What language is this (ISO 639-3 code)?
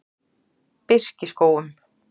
isl